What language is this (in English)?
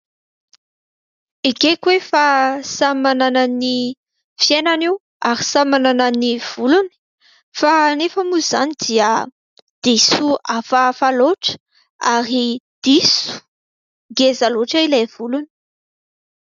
Malagasy